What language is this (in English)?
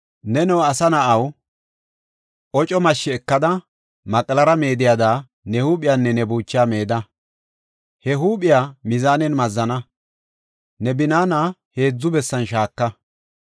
Gofa